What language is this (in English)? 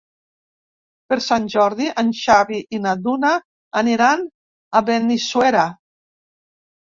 Catalan